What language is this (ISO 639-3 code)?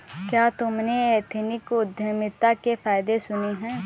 hin